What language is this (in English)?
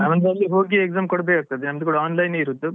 Kannada